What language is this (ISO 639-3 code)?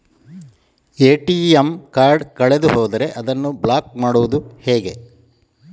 kan